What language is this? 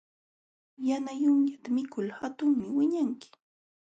Jauja Wanca Quechua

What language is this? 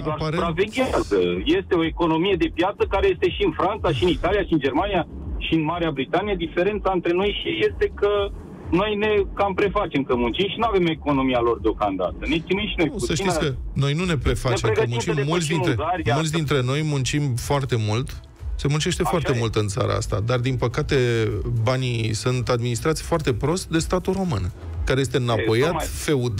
Romanian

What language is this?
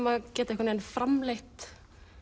Icelandic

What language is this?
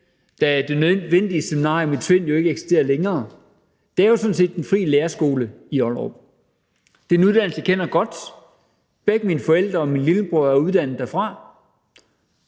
Danish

